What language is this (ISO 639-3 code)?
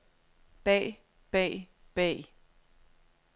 dan